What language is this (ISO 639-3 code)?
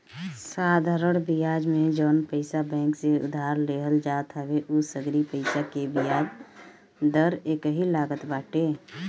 bho